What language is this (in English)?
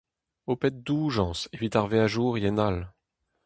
Breton